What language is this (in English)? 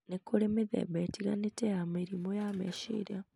Kikuyu